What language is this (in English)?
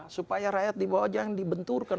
Indonesian